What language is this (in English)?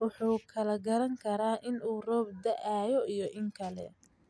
Somali